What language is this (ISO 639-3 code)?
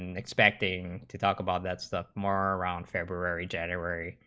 eng